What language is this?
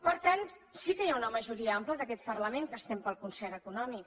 Catalan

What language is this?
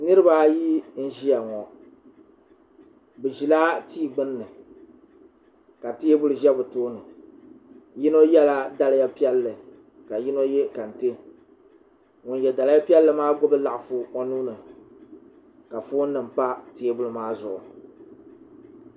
Dagbani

